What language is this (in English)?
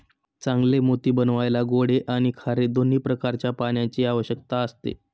Marathi